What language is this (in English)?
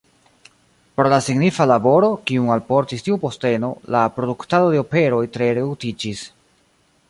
Esperanto